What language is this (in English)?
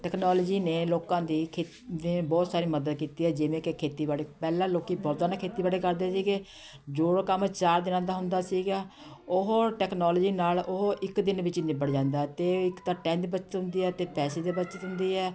Punjabi